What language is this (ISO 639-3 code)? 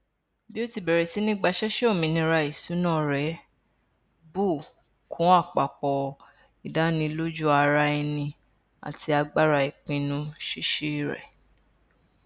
yor